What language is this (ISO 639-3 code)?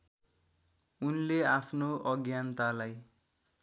nep